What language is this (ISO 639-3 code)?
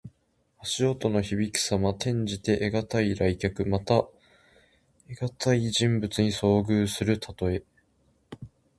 jpn